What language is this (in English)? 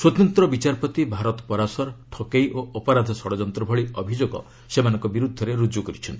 Odia